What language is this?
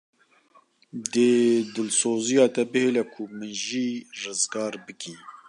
Kurdish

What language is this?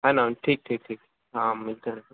Urdu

